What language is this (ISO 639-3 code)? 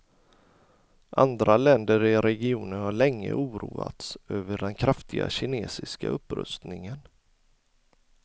swe